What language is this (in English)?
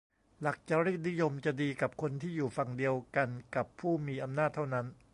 Thai